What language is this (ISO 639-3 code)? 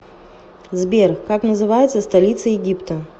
rus